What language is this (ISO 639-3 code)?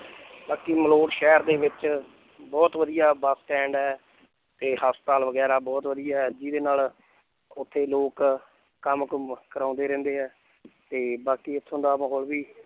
pan